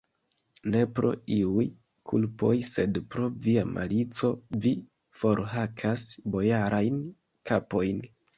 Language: Esperanto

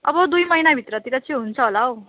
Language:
Nepali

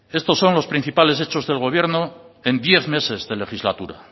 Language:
Spanish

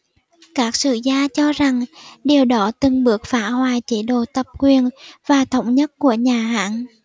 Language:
Vietnamese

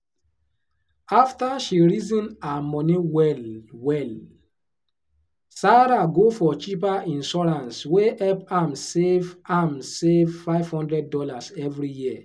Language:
Nigerian Pidgin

